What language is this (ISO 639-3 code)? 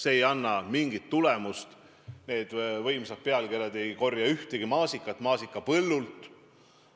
est